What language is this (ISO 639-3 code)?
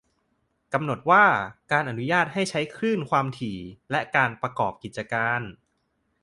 tha